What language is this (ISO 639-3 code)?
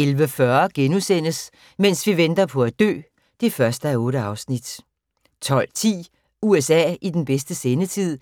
dan